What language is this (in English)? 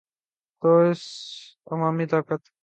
Urdu